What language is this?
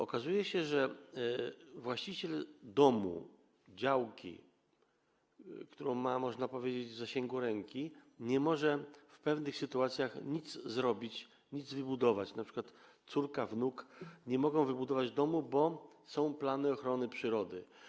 Polish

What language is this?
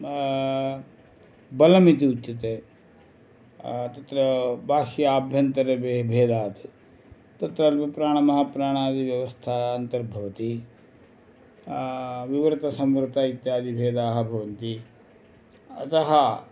Sanskrit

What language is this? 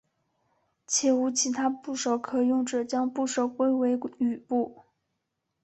Chinese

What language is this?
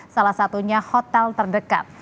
Indonesian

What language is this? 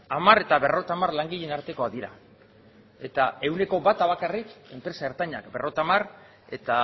Basque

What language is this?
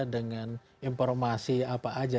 Indonesian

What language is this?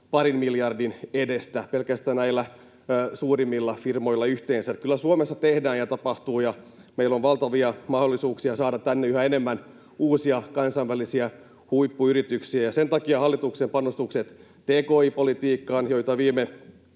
Finnish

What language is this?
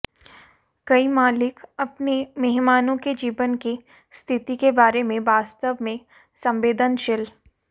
Hindi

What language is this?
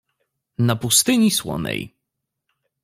Polish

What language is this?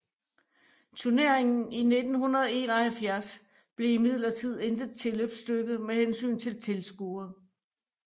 Danish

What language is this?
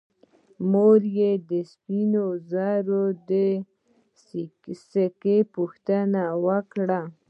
Pashto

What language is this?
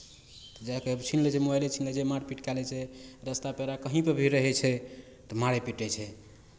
Maithili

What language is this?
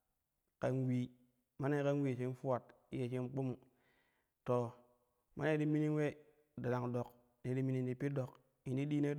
Kushi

